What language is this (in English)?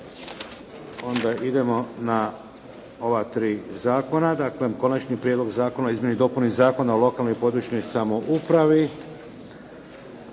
Croatian